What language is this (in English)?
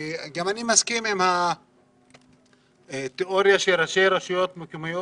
Hebrew